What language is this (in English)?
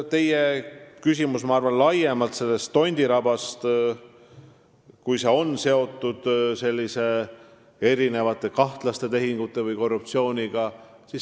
Estonian